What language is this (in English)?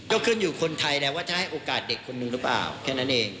Thai